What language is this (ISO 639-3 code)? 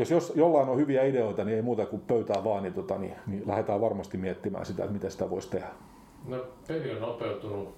fin